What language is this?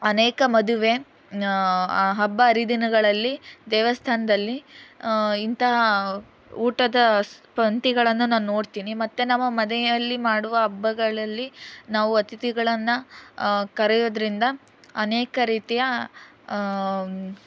Kannada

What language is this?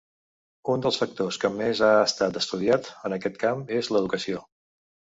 Catalan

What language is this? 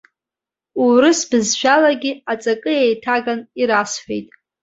Abkhazian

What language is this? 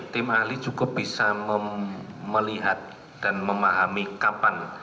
Indonesian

